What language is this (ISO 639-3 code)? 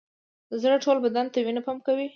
pus